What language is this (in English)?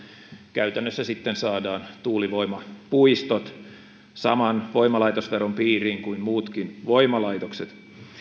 Finnish